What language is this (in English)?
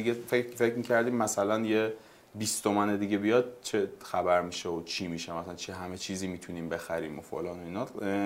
Persian